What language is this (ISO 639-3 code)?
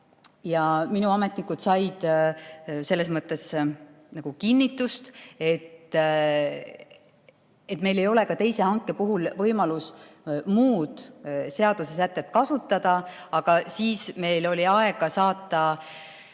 est